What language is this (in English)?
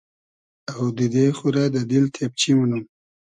Hazaragi